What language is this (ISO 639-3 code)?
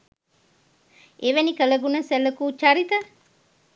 sin